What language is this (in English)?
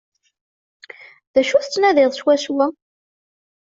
Kabyle